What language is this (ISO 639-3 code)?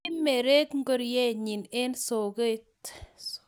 kln